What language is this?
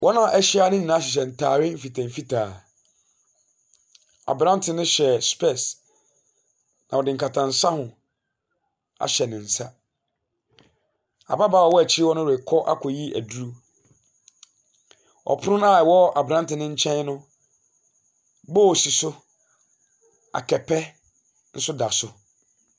Akan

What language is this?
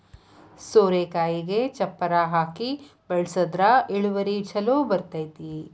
Kannada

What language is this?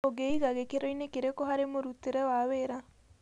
Kikuyu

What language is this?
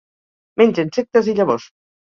Catalan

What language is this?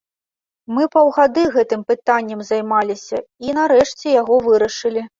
Belarusian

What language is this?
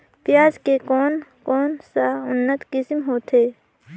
Chhattisgarhi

